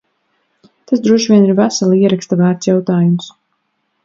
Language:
Latvian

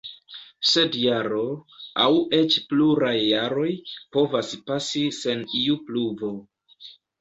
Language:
Esperanto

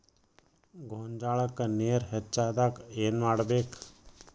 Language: Kannada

